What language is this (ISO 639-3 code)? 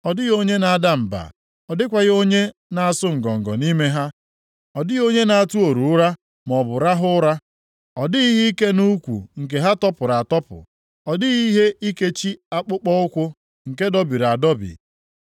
ibo